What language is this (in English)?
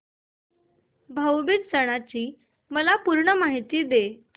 Marathi